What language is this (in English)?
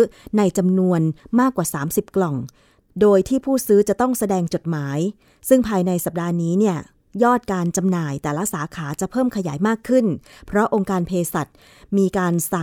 Thai